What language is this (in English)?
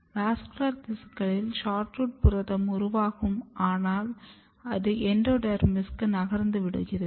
Tamil